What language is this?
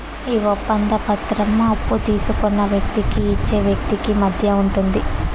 Telugu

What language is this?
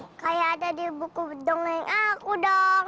Indonesian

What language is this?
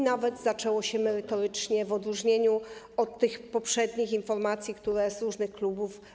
Polish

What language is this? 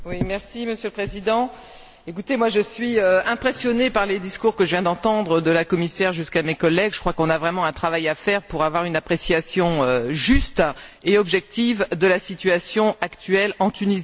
French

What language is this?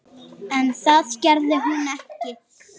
Icelandic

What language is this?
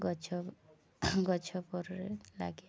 Odia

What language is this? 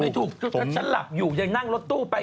Thai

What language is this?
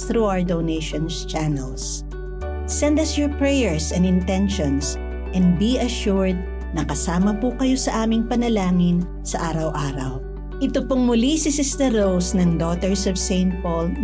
Filipino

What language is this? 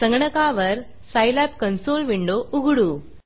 Marathi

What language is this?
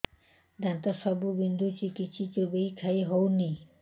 Odia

